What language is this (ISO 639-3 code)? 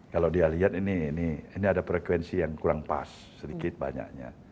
ind